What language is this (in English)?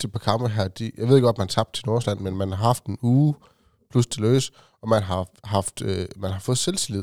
Danish